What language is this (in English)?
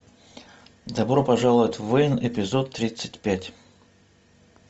Russian